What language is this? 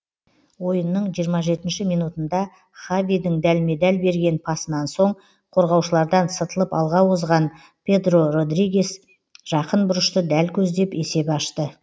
Kazakh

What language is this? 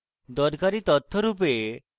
Bangla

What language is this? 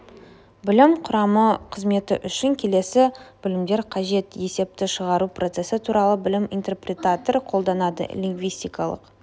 Kazakh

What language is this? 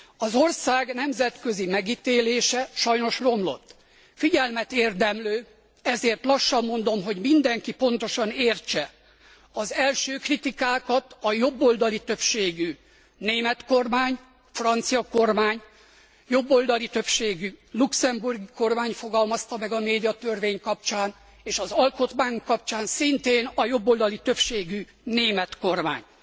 Hungarian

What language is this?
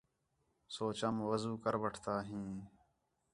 Khetrani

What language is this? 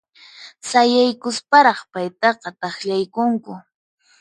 Puno Quechua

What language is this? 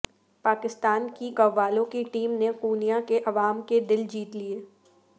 Urdu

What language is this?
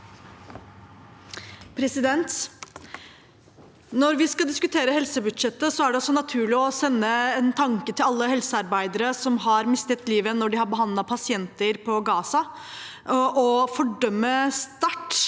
Norwegian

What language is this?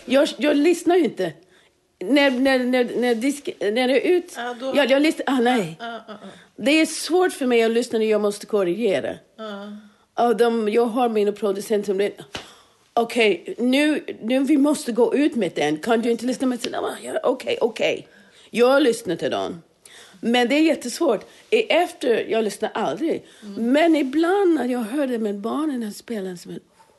Swedish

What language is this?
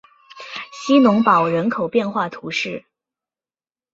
Chinese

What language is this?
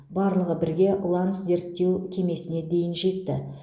Kazakh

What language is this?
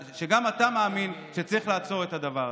Hebrew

